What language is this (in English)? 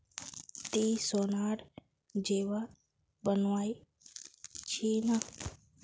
Magahi